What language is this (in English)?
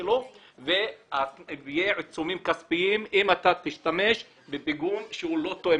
Hebrew